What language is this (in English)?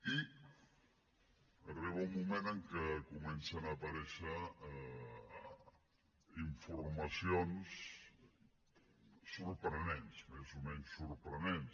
Catalan